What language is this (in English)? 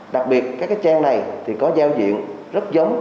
Vietnamese